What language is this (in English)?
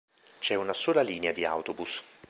Italian